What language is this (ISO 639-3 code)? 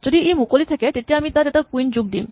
asm